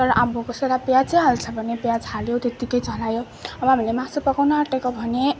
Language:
Nepali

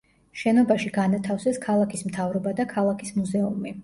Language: Georgian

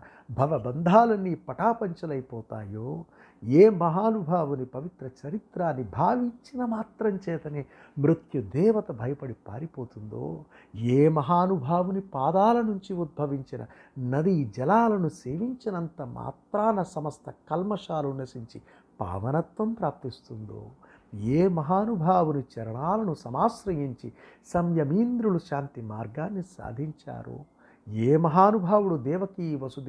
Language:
Telugu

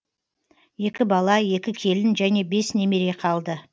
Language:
Kazakh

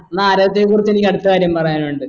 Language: Malayalam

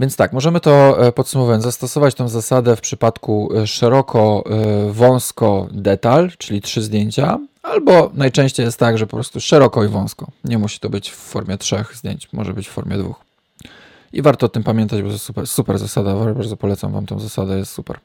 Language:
Polish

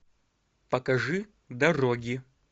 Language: Russian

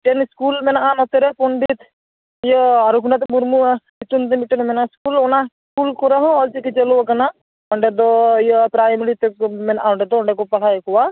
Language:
Santali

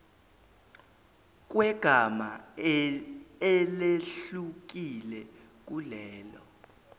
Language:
Zulu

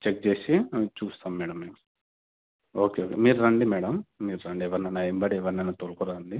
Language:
Telugu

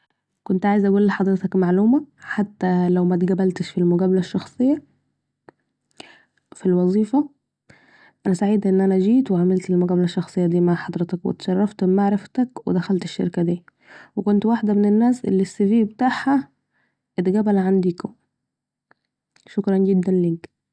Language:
Saidi Arabic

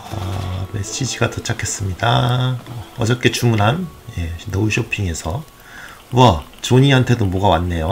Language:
Korean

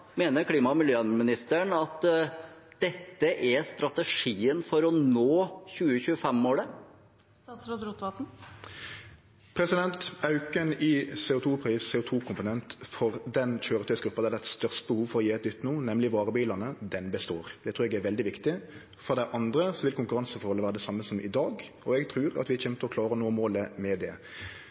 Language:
Norwegian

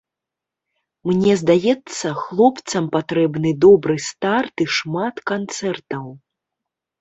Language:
Belarusian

